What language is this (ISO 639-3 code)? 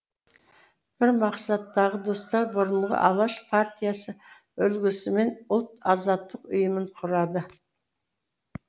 kaz